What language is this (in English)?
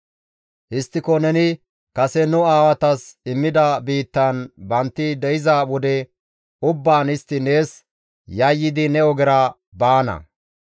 Gamo